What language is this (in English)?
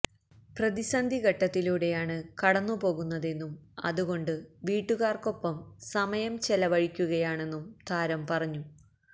Malayalam